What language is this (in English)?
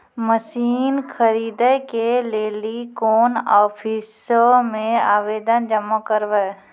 Maithili